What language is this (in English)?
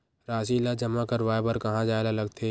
Chhattisgarhi